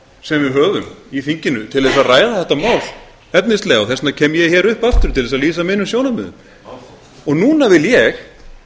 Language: Icelandic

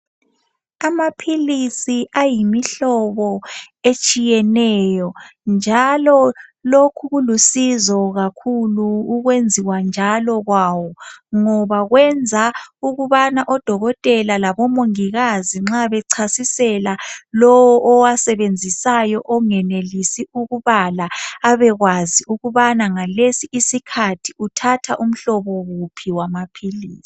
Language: North Ndebele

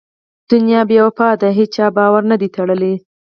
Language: Pashto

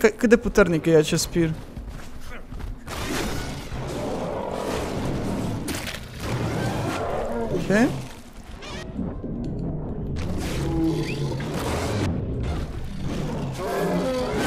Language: Romanian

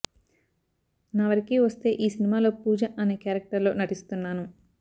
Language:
Telugu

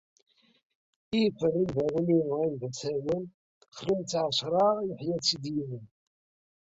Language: Kabyle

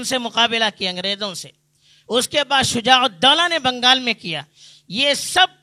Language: Urdu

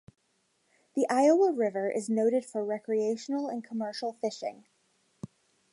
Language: English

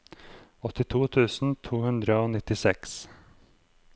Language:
Norwegian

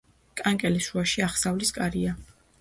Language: Georgian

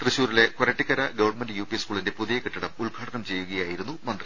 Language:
Malayalam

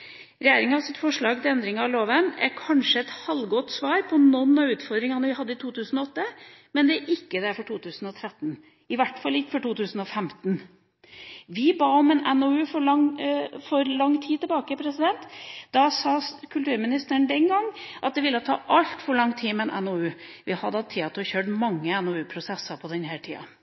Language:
Norwegian Bokmål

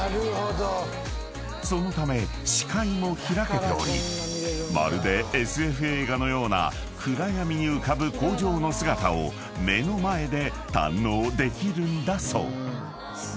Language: Japanese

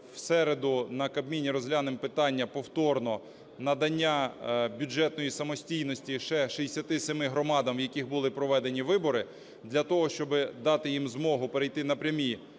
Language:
Ukrainian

